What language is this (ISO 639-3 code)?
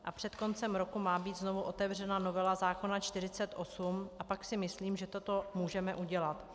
ces